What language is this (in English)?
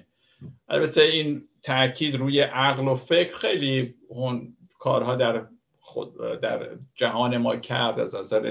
Persian